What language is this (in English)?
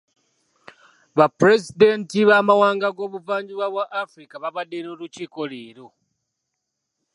Ganda